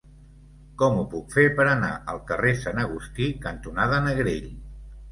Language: Catalan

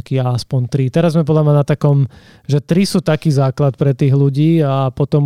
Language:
Slovak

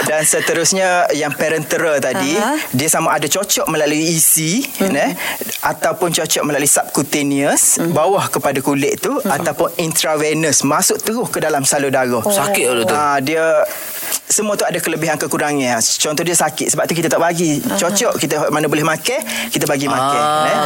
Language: Malay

